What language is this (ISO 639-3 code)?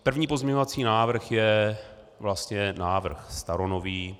ces